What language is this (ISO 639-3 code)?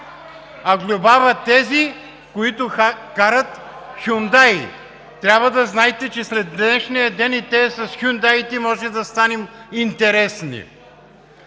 bul